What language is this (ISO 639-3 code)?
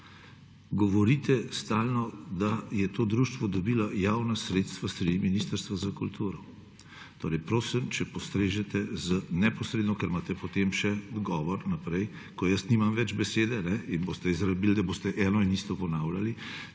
slv